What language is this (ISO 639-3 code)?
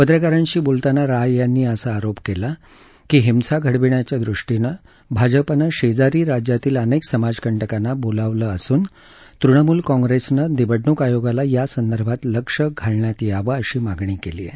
mar